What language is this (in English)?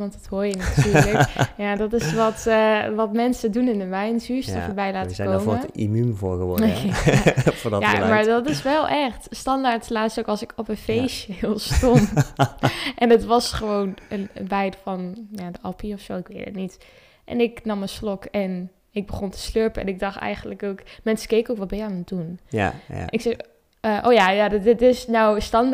Dutch